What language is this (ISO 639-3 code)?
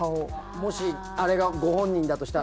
jpn